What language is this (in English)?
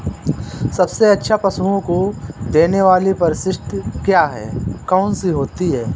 Hindi